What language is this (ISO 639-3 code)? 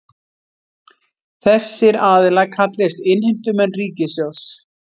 isl